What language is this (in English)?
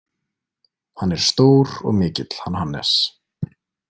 Icelandic